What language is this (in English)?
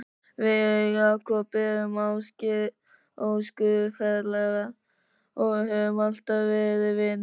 Icelandic